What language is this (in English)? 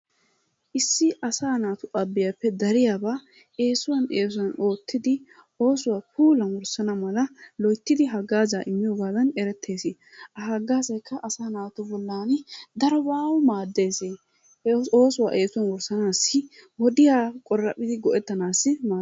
Wolaytta